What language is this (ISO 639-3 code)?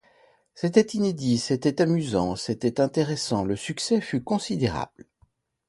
fra